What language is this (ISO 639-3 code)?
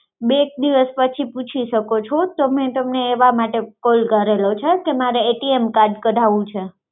guj